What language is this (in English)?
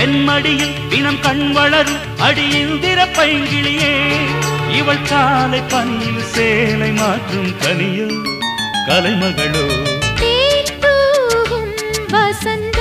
Tamil